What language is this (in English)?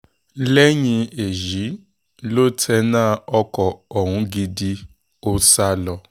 Yoruba